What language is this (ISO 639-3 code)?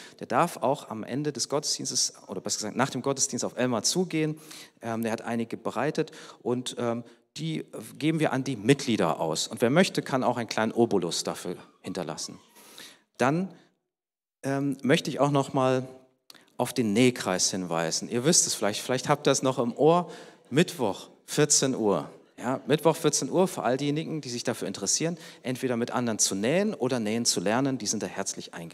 deu